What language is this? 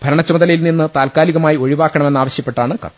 Malayalam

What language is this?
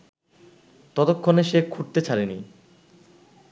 Bangla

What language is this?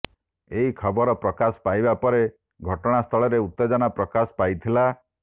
Odia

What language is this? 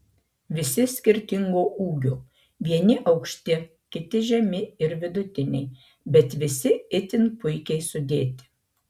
Lithuanian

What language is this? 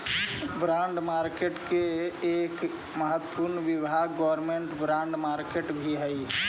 Magahi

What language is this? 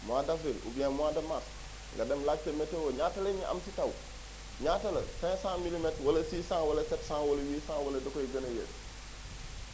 Wolof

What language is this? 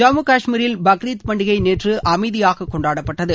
Tamil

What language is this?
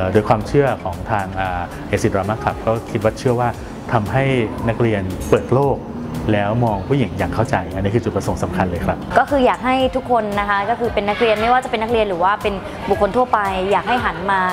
Thai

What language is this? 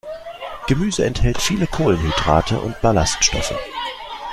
German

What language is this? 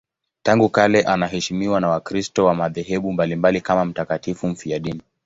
Swahili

